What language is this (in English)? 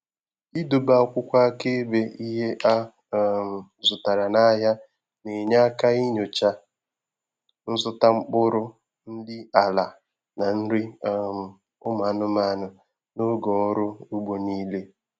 Igbo